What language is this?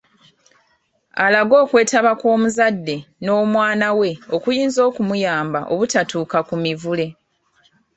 Ganda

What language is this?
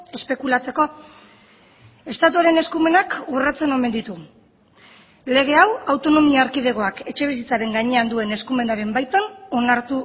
Basque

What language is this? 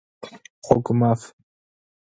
Adyghe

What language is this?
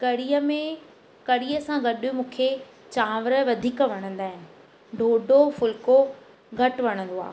Sindhi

